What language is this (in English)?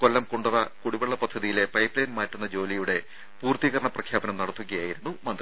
Malayalam